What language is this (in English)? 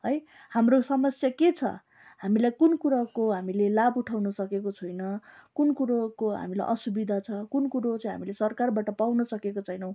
Nepali